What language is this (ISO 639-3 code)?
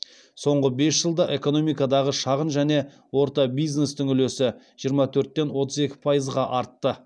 kaz